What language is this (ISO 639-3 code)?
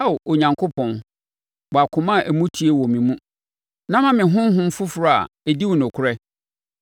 aka